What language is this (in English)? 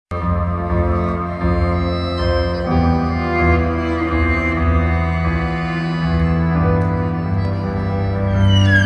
Turkish